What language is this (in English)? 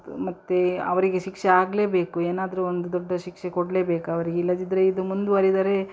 Kannada